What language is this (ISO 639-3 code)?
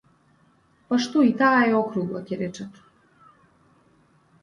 mkd